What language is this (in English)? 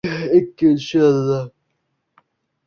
Uzbek